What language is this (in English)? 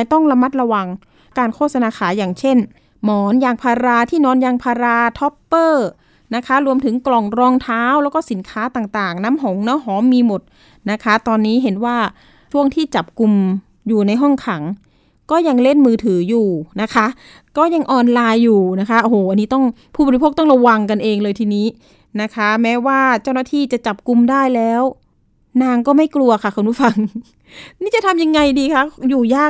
Thai